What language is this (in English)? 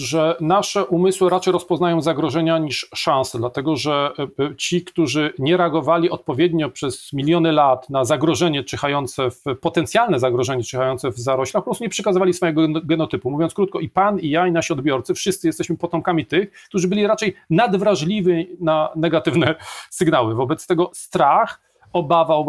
Polish